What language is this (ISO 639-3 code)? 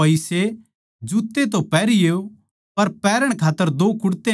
bgc